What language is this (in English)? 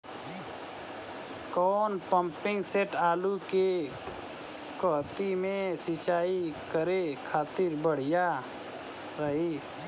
Bhojpuri